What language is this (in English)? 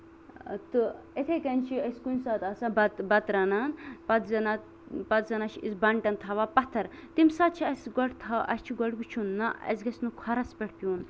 Kashmiri